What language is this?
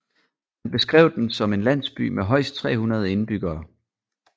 Danish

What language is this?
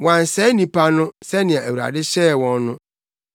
Akan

